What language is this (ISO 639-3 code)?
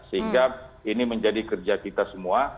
ind